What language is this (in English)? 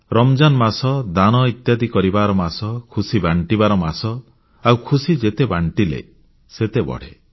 Odia